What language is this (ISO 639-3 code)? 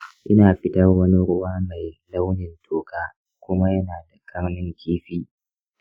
hau